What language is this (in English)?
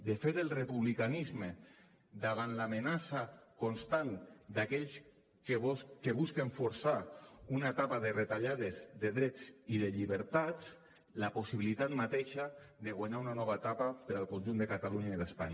Catalan